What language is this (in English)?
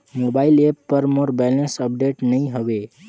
Chhattisgarhi